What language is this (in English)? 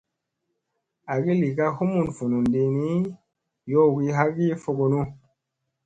Musey